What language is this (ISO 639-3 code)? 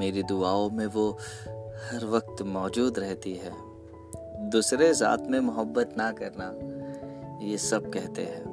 hin